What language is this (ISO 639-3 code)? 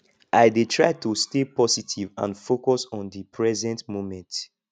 pcm